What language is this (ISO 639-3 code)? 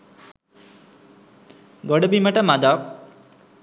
sin